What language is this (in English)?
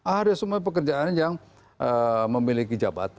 Indonesian